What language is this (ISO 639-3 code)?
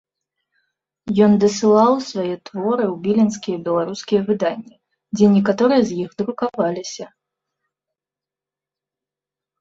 bel